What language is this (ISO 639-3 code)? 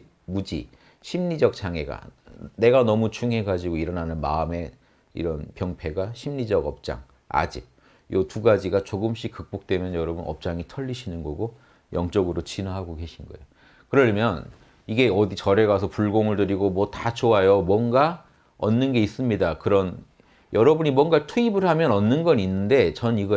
kor